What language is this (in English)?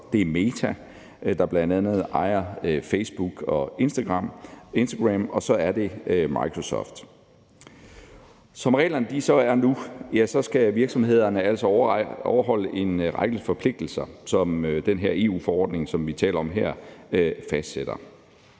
Danish